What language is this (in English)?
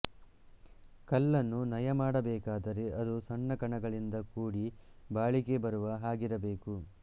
Kannada